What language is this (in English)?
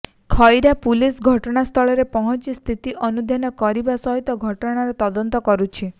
Odia